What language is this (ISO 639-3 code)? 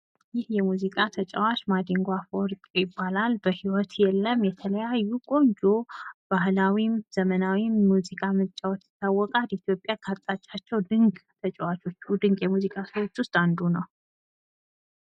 amh